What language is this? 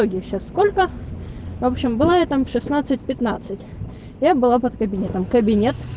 Russian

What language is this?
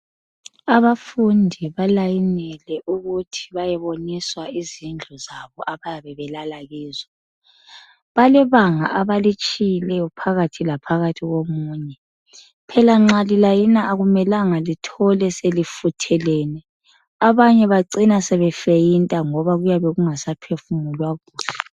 North Ndebele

